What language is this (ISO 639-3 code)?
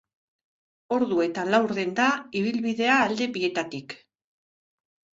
eus